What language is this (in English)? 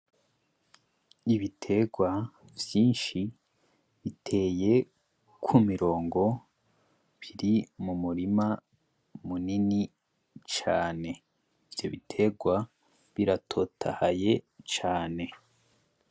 Rundi